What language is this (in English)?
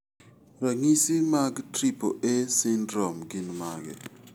Luo (Kenya and Tanzania)